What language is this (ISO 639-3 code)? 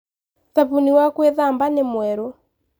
kik